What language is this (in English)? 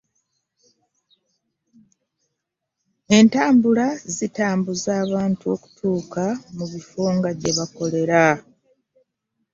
Ganda